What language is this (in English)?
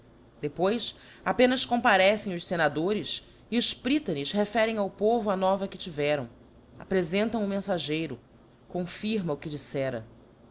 Portuguese